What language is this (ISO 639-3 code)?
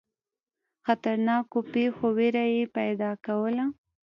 pus